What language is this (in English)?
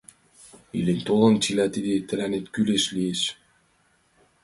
Mari